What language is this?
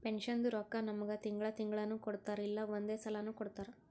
Kannada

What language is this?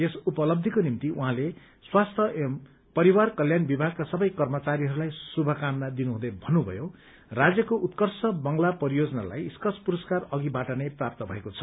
Nepali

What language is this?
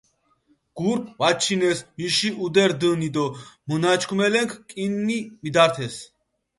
Mingrelian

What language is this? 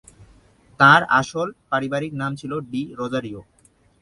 Bangla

